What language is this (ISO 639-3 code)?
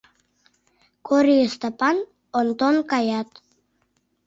chm